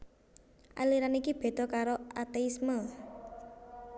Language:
Javanese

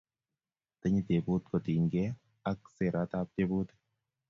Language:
Kalenjin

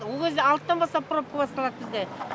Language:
Kazakh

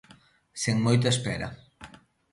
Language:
Galician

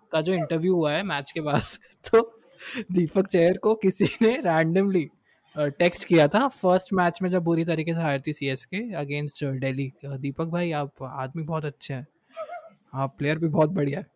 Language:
Hindi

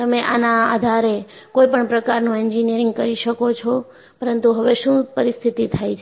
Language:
Gujarati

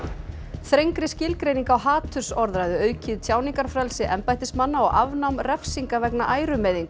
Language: Icelandic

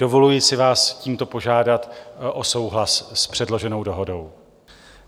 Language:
Czech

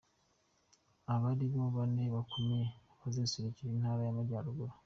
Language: Kinyarwanda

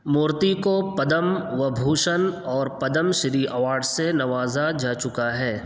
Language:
Urdu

